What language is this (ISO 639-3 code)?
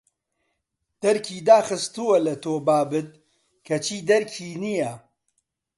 ckb